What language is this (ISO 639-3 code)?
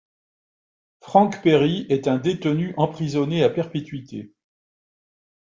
fra